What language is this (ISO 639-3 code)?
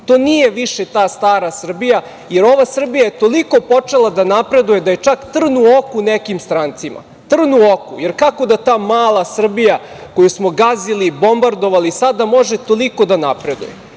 srp